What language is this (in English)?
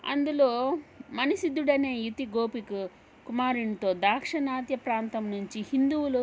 Telugu